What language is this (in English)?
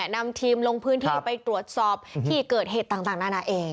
Thai